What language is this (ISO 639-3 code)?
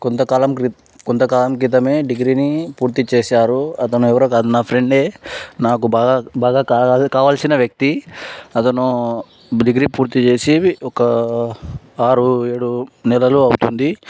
tel